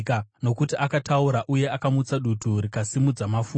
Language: Shona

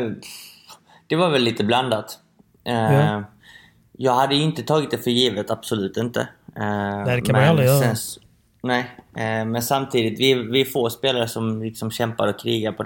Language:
Swedish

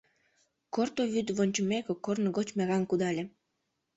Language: Mari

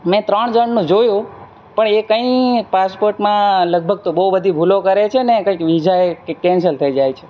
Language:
Gujarati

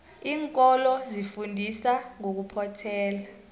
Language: South Ndebele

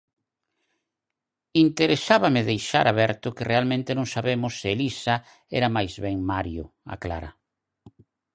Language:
Galician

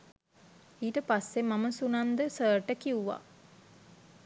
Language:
Sinhala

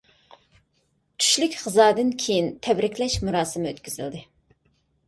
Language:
Uyghur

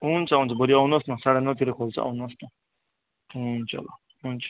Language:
Nepali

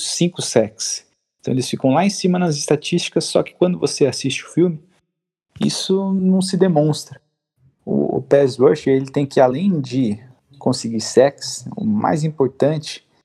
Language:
Portuguese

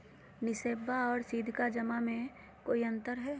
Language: Magahi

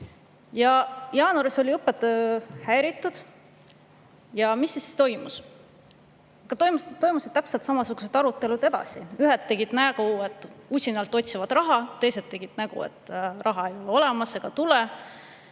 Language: Estonian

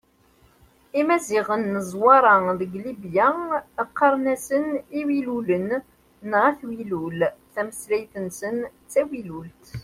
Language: Kabyle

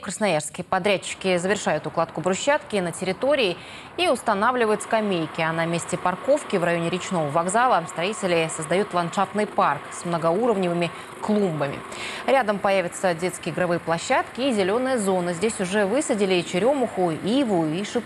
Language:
Russian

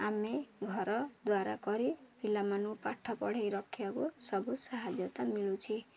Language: Odia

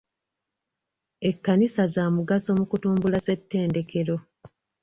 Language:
Ganda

